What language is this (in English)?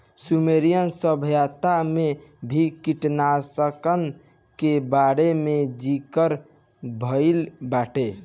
Bhojpuri